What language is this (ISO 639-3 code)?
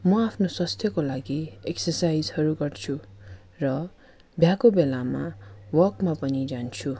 nep